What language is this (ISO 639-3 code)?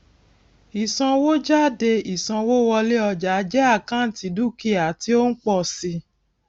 yor